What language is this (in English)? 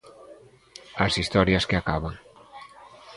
Galician